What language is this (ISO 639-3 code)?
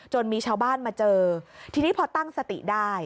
tha